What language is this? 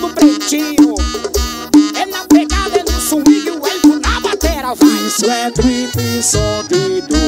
Portuguese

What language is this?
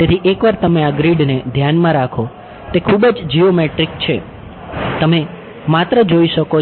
Gujarati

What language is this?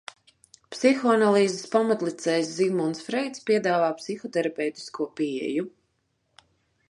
Latvian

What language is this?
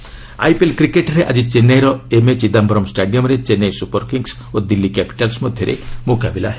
Odia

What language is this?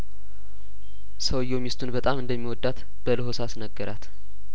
Amharic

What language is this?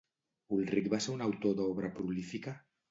Catalan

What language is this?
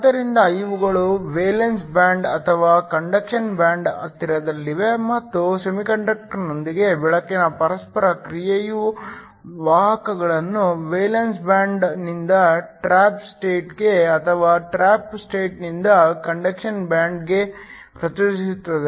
Kannada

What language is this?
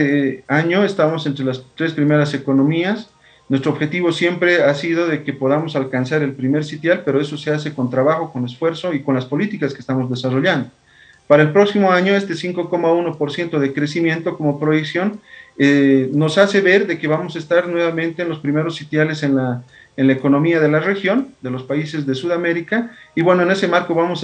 Spanish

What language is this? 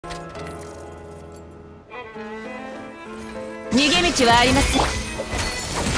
Japanese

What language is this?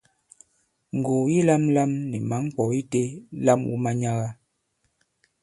Bankon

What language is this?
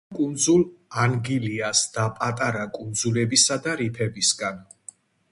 Georgian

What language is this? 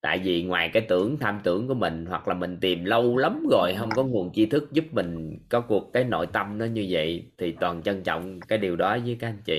Vietnamese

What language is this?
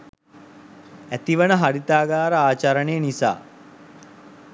Sinhala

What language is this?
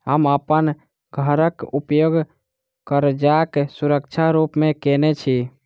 Maithili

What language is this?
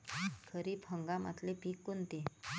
Marathi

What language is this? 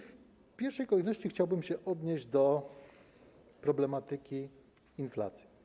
Polish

